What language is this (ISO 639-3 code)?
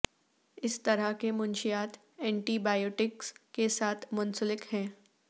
urd